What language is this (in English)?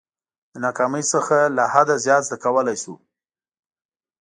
Pashto